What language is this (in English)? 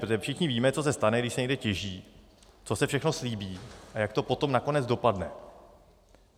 Czech